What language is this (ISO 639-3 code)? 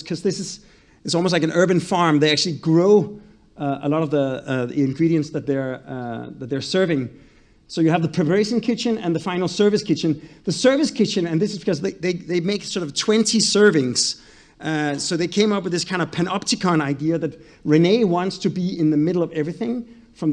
eng